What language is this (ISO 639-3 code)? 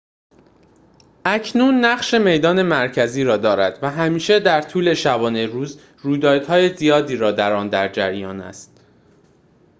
fas